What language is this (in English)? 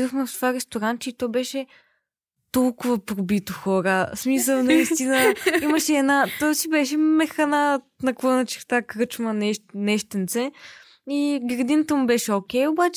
Bulgarian